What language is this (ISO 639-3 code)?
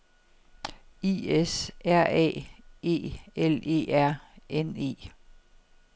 dan